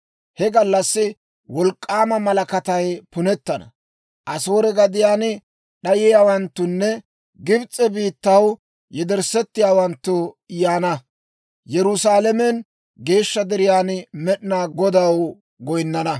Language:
Dawro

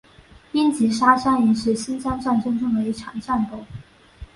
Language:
Chinese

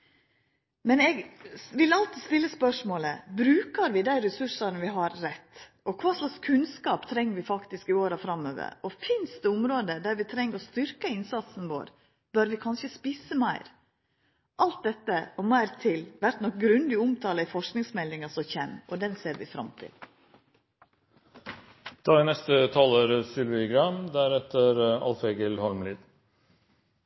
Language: Norwegian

